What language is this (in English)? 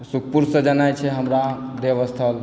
Maithili